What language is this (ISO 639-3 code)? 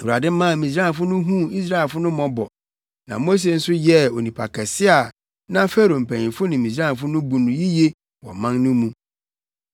aka